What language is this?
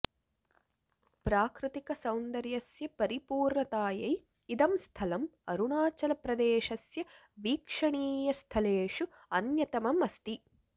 Sanskrit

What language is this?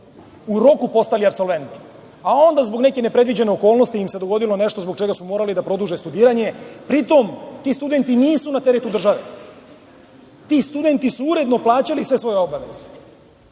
Serbian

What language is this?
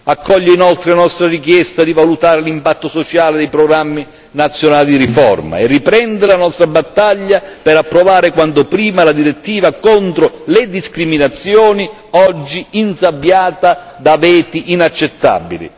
Italian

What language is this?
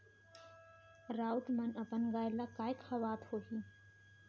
Chhattisgarhi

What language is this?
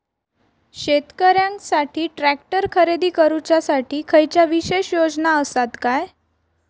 Marathi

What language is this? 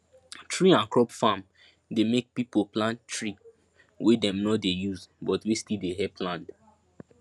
Nigerian Pidgin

